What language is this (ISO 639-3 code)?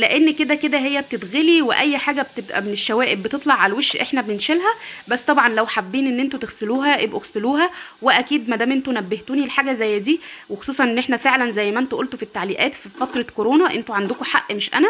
ara